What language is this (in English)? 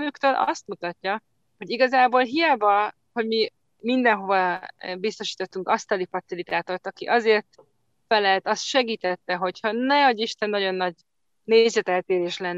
Hungarian